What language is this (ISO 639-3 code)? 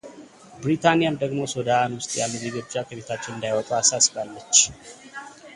amh